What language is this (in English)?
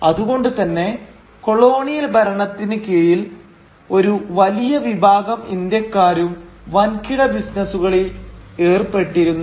Malayalam